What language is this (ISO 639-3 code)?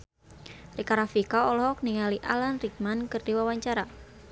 sun